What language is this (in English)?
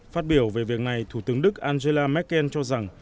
Vietnamese